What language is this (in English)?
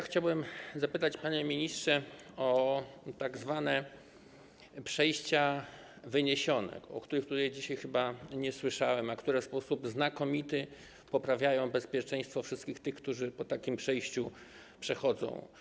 Polish